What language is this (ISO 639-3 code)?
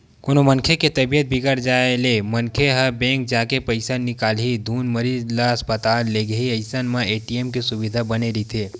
hne